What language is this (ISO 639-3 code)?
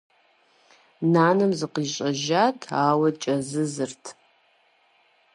kbd